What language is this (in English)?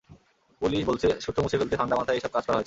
Bangla